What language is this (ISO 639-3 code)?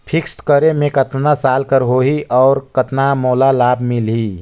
hne